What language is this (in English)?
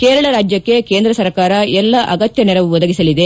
Kannada